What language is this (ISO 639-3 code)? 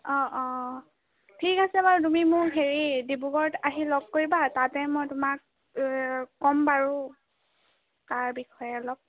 asm